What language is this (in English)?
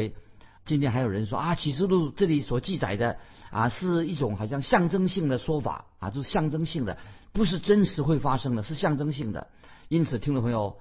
Chinese